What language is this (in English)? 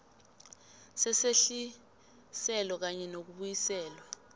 South Ndebele